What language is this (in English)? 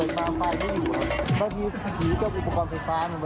Thai